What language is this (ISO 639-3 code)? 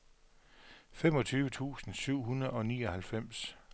dan